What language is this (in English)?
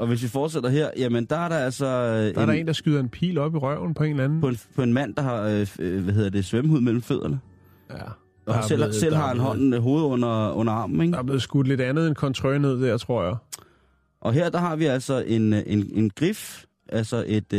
Danish